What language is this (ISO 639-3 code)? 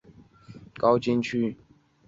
zho